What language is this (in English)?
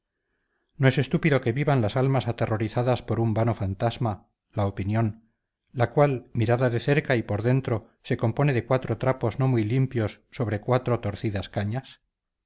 Spanish